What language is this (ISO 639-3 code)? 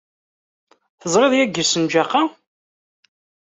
kab